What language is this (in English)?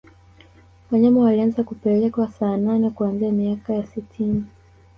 Swahili